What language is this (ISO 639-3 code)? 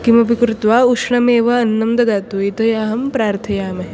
san